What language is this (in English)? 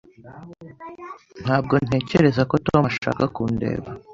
Kinyarwanda